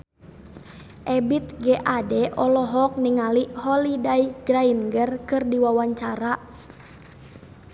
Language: Sundanese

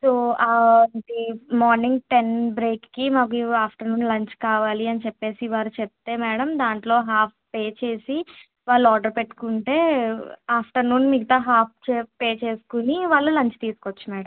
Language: Telugu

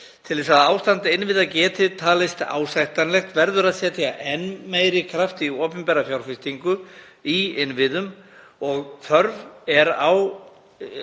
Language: Icelandic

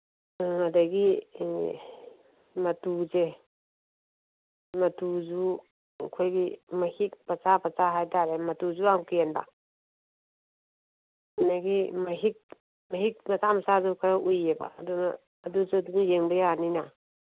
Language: Manipuri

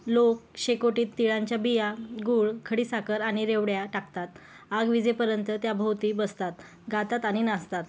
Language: Marathi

